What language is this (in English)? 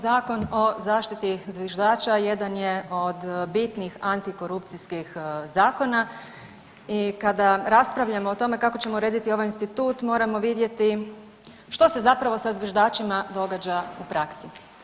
Croatian